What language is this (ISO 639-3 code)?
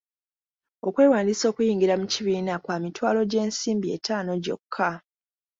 lug